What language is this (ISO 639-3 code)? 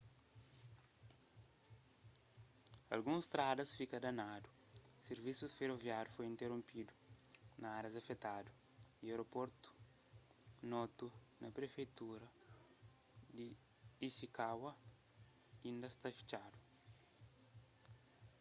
kea